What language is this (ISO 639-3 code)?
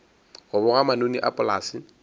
nso